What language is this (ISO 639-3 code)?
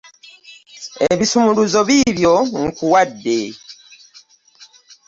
lug